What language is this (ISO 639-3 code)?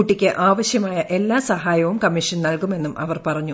mal